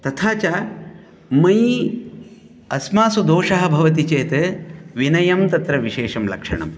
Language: Sanskrit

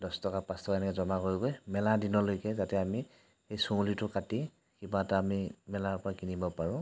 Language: Assamese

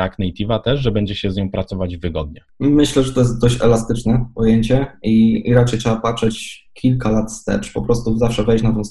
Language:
Polish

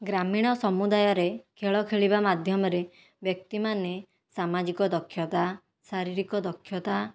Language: Odia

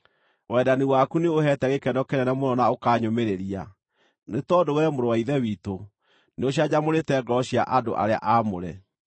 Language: Kikuyu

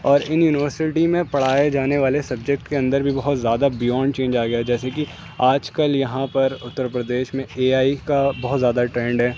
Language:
Urdu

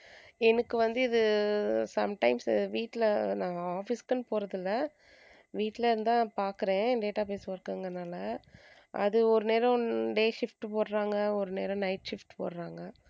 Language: Tamil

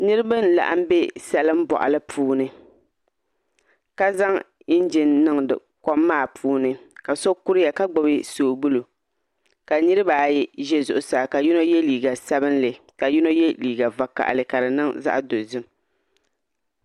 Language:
Dagbani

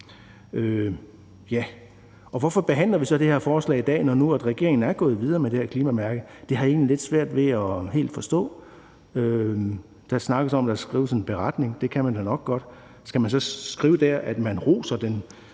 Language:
Danish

